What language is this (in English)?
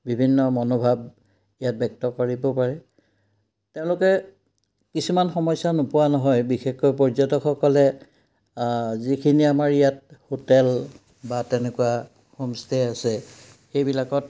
Assamese